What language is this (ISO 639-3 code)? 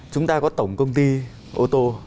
vie